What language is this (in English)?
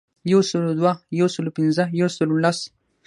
Pashto